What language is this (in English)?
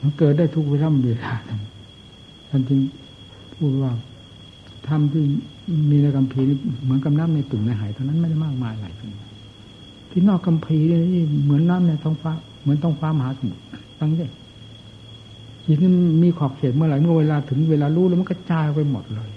Thai